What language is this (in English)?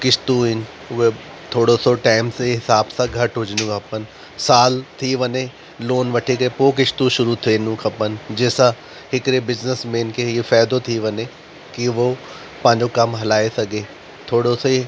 Sindhi